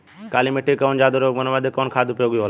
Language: Bhojpuri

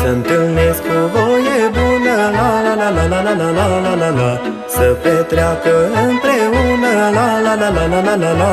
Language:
Romanian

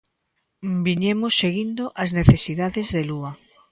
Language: Galician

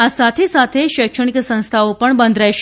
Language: Gujarati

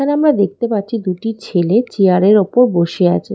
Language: Bangla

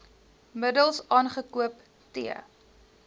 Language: Afrikaans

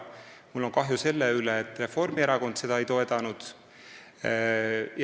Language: Estonian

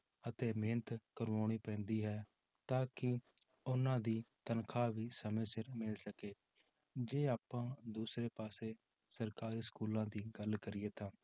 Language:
Punjabi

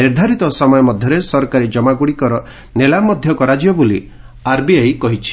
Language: Odia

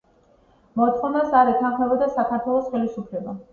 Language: Georgian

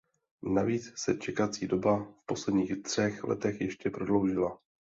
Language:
Czech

